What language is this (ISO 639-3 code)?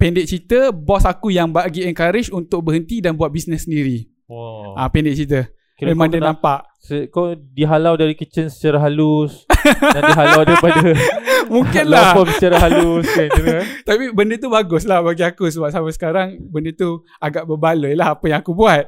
msa